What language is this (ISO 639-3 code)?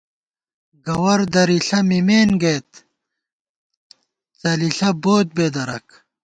gwt